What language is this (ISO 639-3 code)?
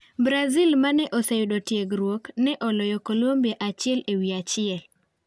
luo